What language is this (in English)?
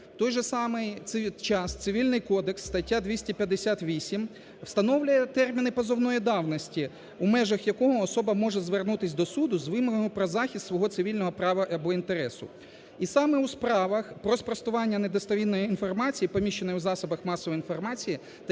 Ukrainian